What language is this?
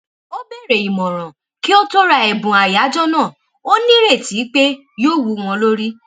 Yoruba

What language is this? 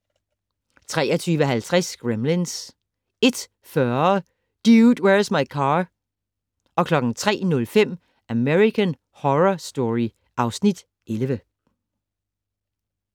Danish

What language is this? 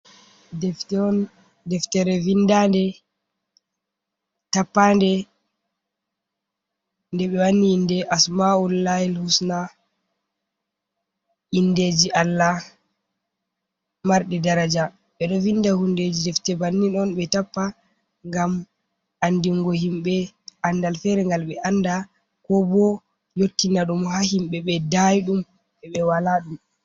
Fula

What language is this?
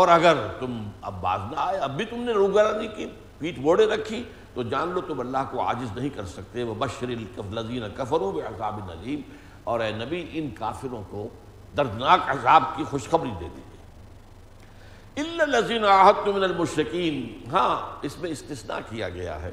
Urdu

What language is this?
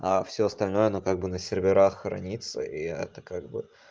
Russian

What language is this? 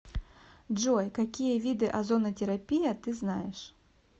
Russian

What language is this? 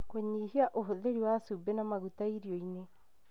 Kikuyu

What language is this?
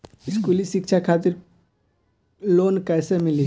Bhojpuri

